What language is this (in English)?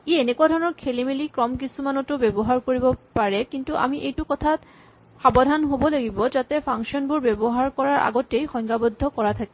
Assamese